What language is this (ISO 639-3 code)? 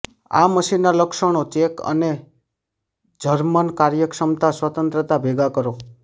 guj